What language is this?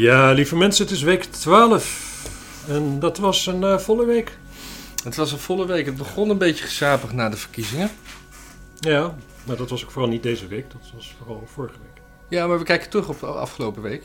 Dutch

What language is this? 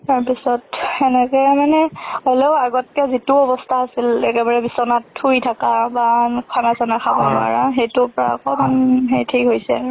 Assamese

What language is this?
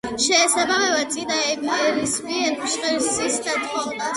Georgian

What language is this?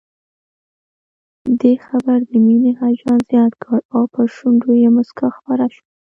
Pashto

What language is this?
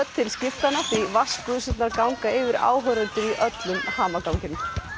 Icelandic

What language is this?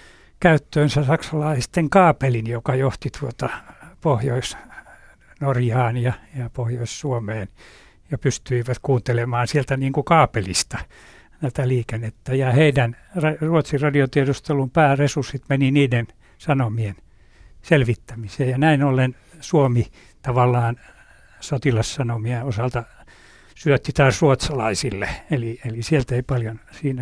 Finnish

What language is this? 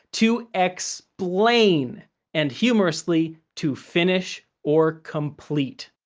English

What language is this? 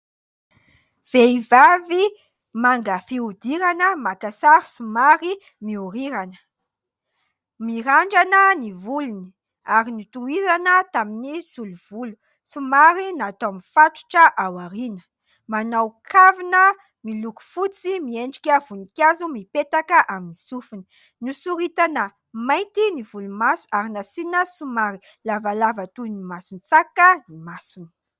Malagasy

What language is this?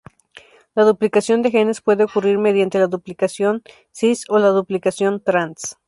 Spanish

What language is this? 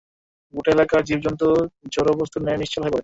Bangla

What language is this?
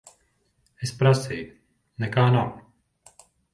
Latvian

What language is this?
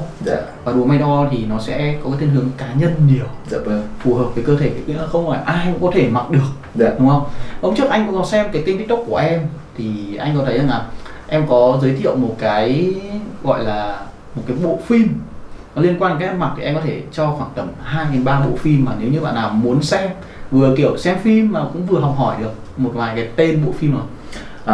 Vietnamese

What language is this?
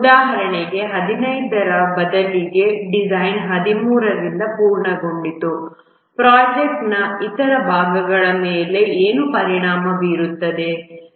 Kannada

